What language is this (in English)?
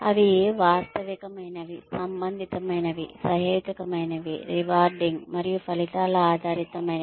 Telugu